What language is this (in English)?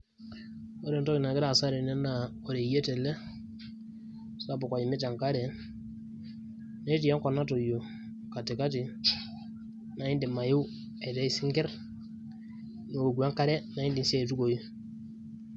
Masai